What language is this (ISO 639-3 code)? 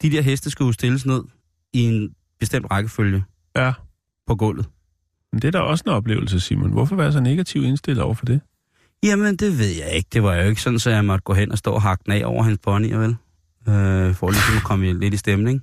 dan